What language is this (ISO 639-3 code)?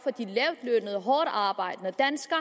dan